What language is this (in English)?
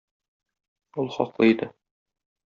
Tatar